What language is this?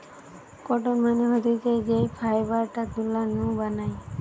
Bangla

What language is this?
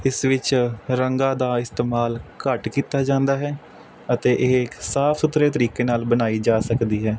Punjabi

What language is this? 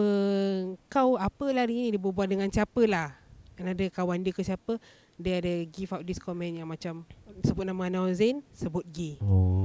Malay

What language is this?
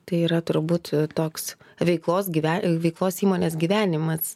Lithuanian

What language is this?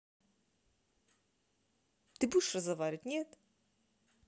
Russian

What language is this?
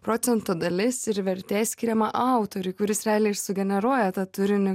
Lithuanian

